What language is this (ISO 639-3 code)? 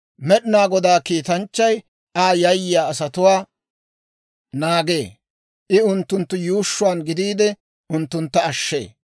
dwr